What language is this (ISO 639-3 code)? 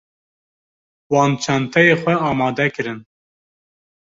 kur